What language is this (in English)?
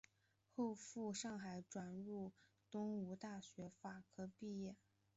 Chinese